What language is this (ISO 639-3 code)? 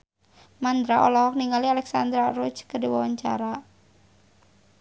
sun